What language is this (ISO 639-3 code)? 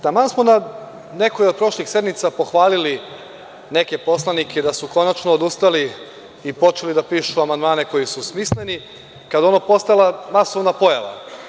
srp